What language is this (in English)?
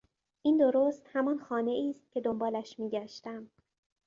Persian